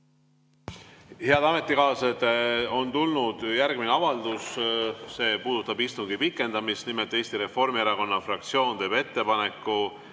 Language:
Estonian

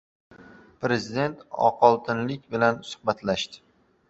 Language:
Uzbek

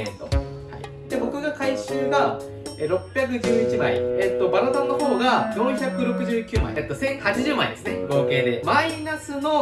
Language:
Japanese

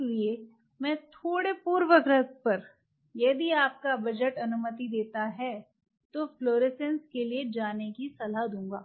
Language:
Hindi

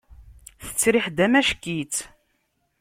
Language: Kabyle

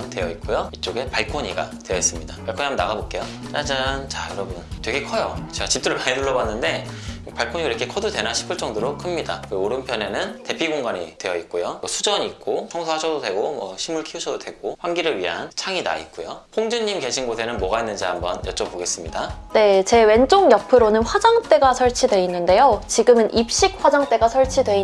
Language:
Korean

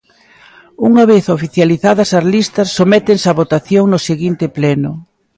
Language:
Galician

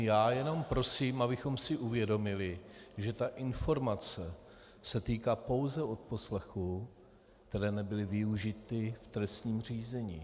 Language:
Czech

